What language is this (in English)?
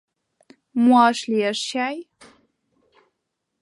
Mari